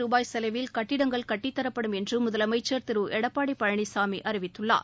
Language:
Tamil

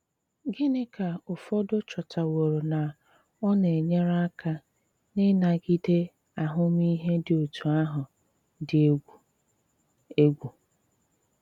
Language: Igbo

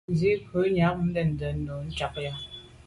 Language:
Medumba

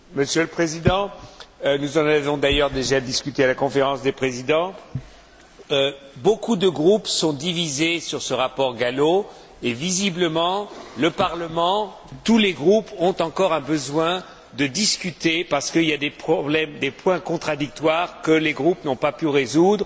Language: French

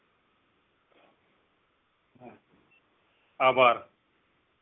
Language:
Gujarati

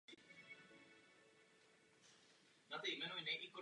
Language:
Czech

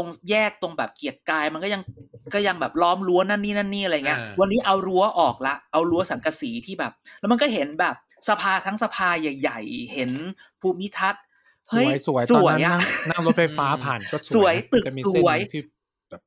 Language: Thai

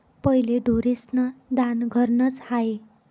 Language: Marathi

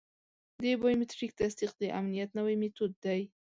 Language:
Pashto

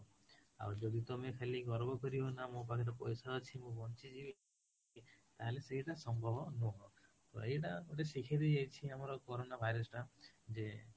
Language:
Odia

